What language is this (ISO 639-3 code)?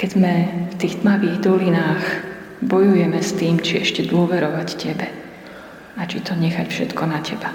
slk